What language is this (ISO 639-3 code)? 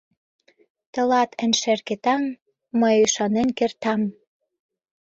chm